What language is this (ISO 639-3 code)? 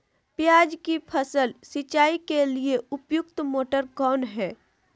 mag